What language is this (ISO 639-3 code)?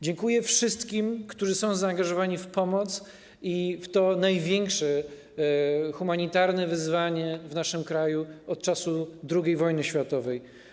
pol